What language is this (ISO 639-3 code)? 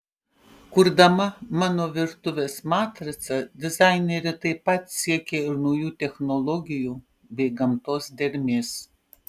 lit